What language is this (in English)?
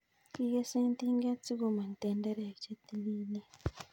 Kalenjin